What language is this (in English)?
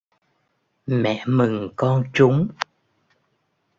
Vietnamese